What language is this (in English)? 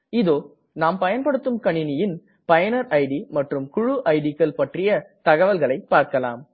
Tamil